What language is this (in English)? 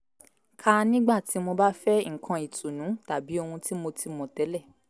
Yoruba